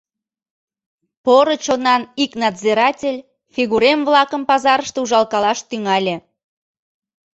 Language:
Mari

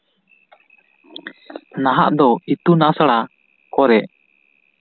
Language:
Santali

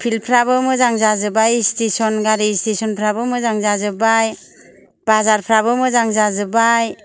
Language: Bodo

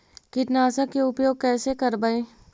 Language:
Magahi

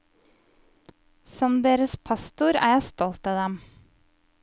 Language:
Norwegian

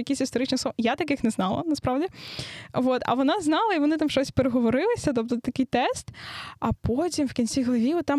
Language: Ukrainian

